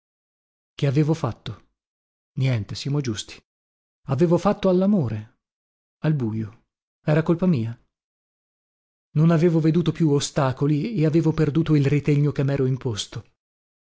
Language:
Italian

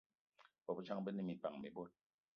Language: Eton (Cameroon)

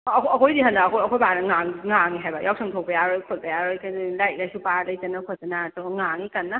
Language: Manipuri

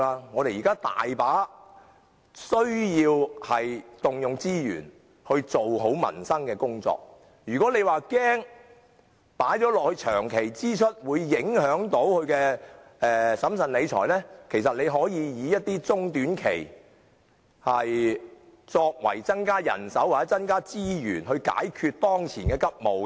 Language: Cantonese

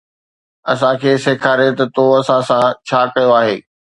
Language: Sindhi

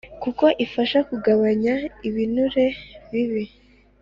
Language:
Kinyarwanda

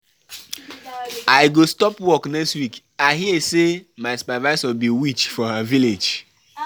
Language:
Nigerian Pidgin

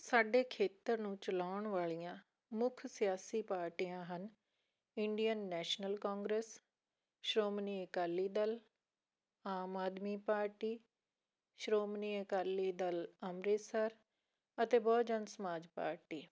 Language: Punjabi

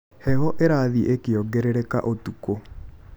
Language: Kikuyu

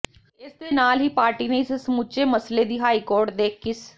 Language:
Punjabi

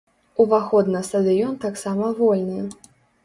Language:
Belarusian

